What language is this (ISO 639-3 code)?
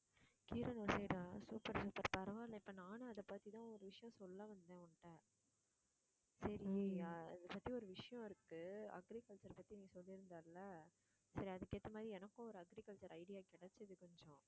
tam